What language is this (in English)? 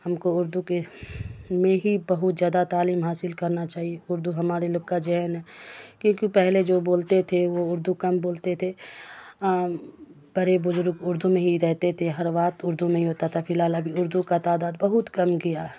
Urdu